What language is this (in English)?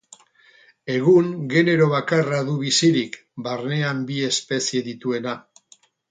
Basque